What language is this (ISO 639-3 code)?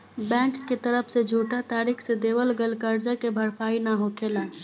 bho